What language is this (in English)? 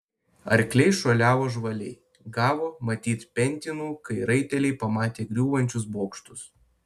Lithuanian